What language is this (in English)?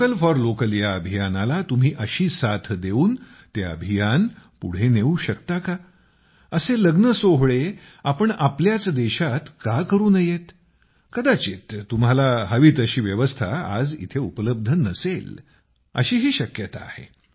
Marathi